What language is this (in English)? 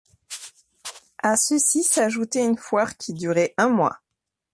French